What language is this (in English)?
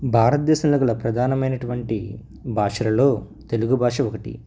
Telugu